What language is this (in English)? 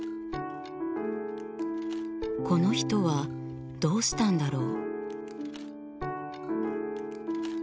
Japanese